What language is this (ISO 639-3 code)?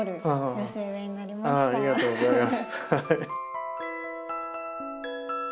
jpn